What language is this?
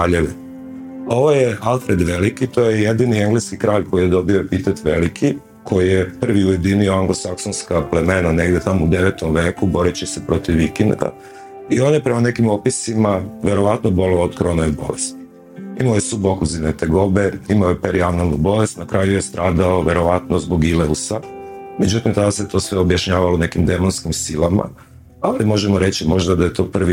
Croatian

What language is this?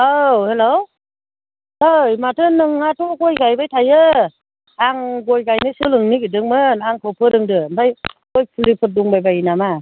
Bodo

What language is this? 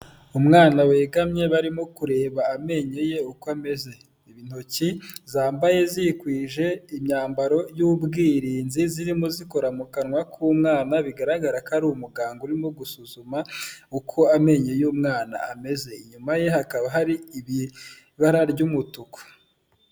Kinyarwanda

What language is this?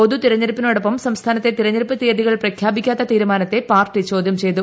Malayalam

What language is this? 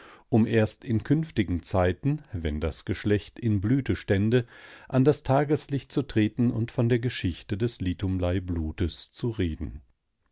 German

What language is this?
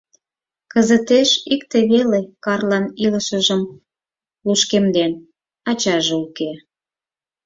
Mari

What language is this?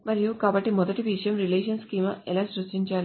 Telugu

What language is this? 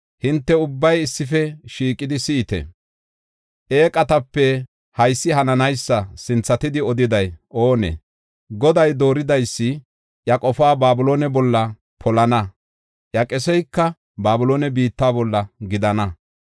Gofa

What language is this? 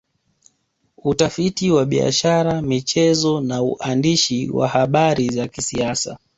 Swahili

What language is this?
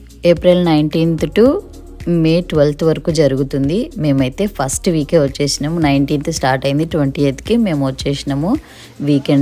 Telugu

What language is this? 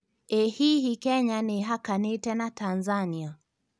Kikuyu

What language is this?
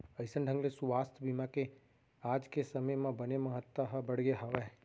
Chhattisgarhi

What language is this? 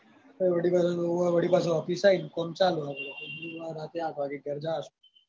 Gujarati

